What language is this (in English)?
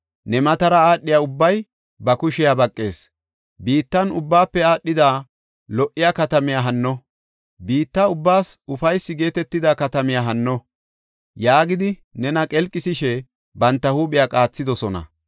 Gofa